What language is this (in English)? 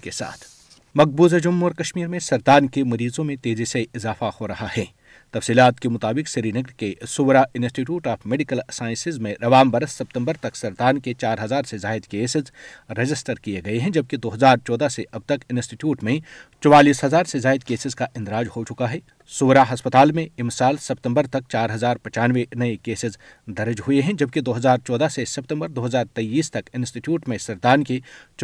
Urdu